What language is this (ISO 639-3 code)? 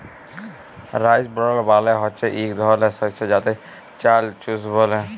ben